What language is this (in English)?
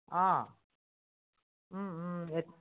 Assamese